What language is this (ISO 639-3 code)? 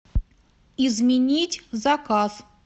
rus